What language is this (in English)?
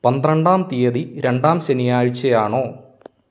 Malayalam